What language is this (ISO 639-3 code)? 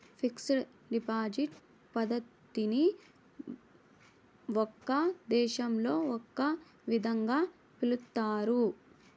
tel